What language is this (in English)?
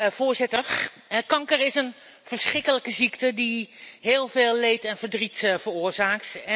Dutch